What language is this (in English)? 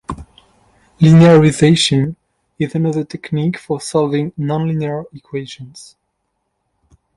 English